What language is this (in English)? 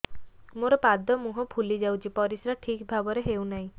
Odia